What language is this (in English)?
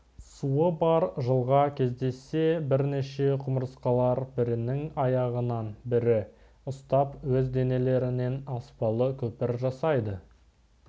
Kazakh